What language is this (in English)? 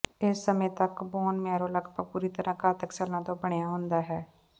Punjabi